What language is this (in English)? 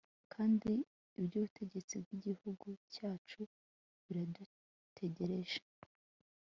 Kinyarwanda